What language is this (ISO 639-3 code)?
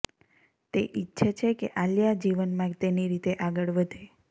guj